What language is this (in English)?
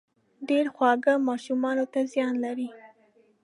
Pashto